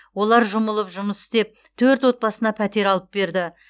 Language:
Kazakh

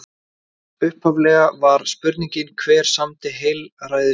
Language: Icelandic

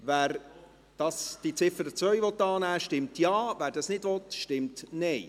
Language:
Swiss German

